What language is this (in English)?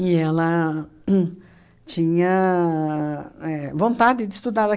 Portuguese